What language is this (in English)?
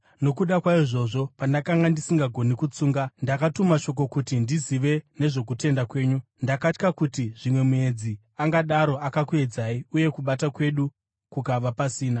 Shona